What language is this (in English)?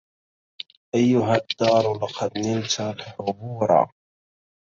Arabic